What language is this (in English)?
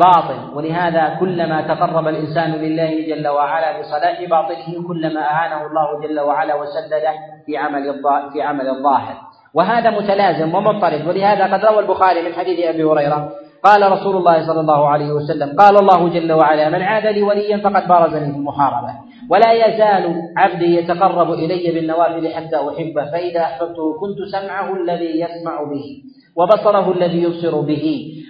Arabic